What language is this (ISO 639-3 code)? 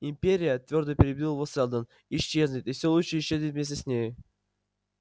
rus